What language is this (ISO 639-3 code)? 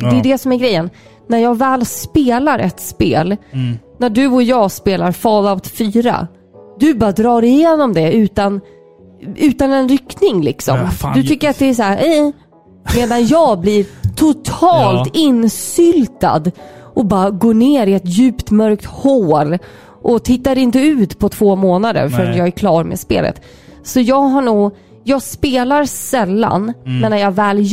swe